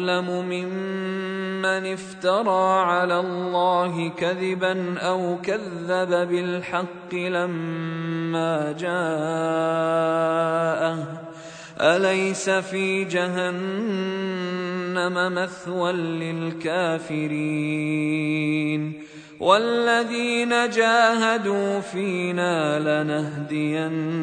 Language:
Arabic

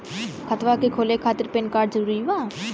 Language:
Bhojpuri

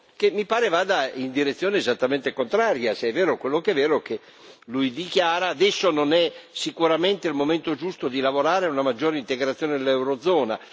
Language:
Italian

